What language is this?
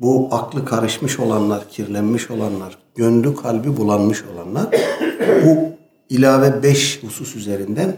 Turkish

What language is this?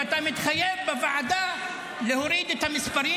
Hebrew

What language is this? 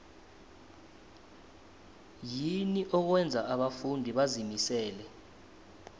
South Ndebele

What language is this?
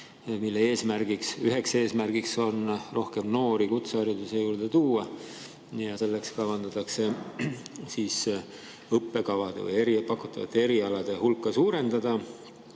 Estonian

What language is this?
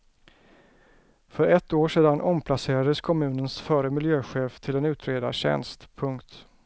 Swedish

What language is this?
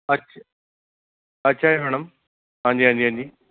Punjabi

